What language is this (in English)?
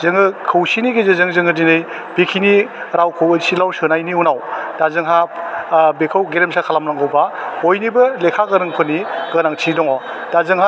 Bodo